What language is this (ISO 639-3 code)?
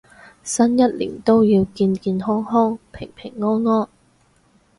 yue